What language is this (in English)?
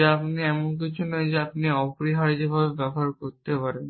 Bangla